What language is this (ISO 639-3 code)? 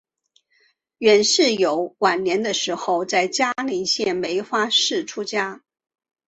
zho